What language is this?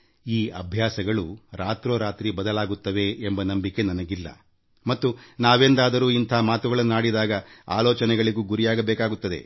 Kannada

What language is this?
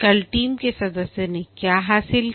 Hindi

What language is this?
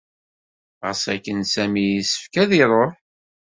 Kabyle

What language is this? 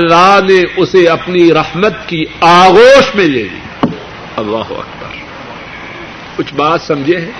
Urdu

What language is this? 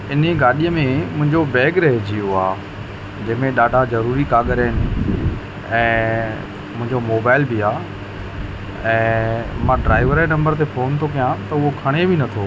Sindhi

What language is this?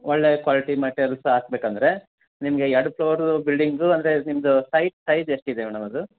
Kannada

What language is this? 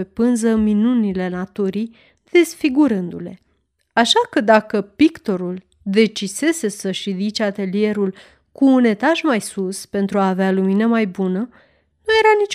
Romanian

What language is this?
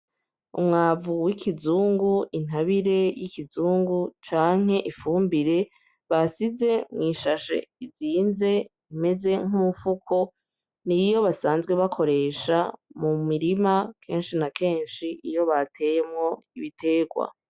Rundi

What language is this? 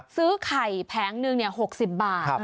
Thai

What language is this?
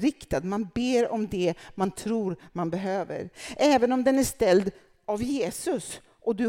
Swedish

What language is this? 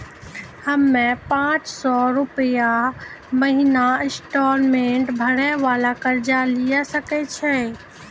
Maithili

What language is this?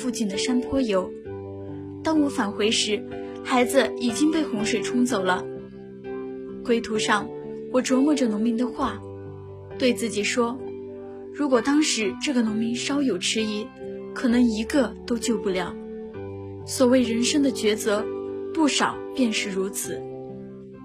Chinese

